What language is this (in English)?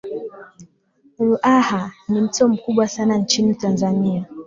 Swahili